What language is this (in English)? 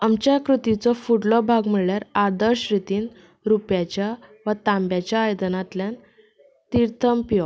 Konkani